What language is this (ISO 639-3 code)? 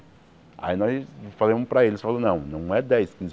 por